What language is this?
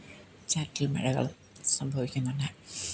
Malayalam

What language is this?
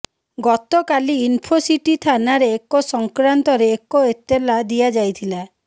Odia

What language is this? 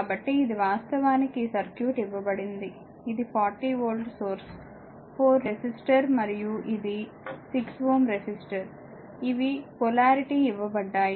Telugu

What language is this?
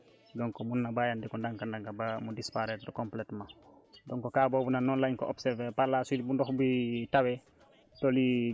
Wolof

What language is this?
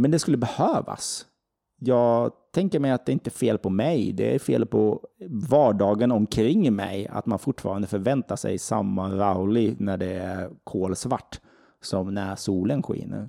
Swedish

